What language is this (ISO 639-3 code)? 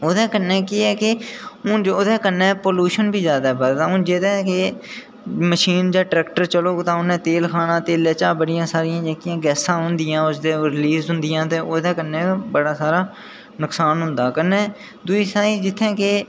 doi